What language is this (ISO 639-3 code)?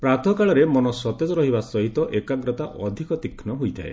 ori